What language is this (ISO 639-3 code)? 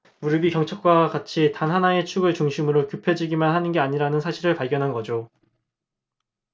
kor